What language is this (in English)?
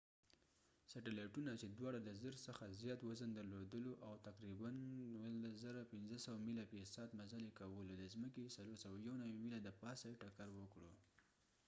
Pashto